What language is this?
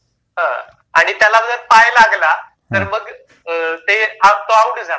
Marathi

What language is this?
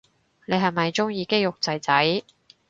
Cantonese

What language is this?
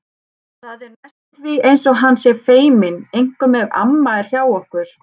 Icelandic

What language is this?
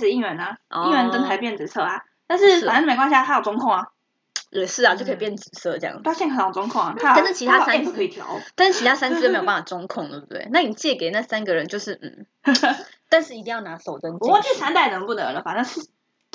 Chinese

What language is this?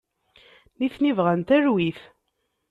Kabyle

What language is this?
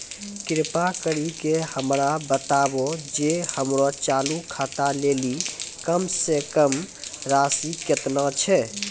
Maithili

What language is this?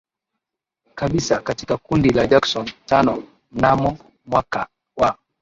Swahili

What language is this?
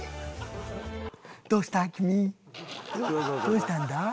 Japanese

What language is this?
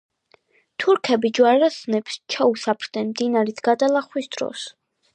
Georgian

